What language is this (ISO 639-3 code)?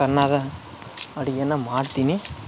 kan